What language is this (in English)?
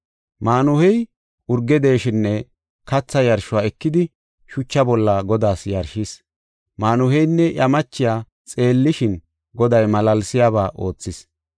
Gofa